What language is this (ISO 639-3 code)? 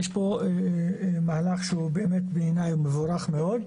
heb